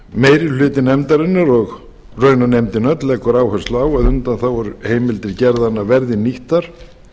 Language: Icelandic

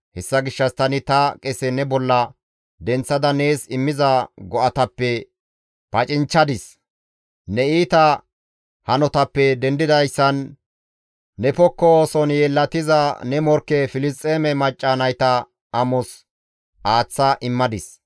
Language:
Gamo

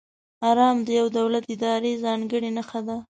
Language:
Pashto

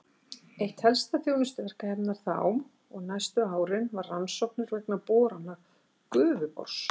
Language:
Icelandic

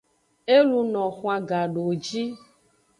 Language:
Aja (Benin)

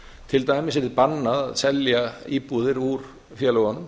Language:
Icelandic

